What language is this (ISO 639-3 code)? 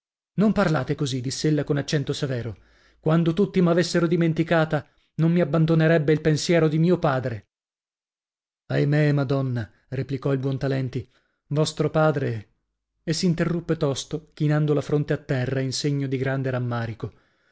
ita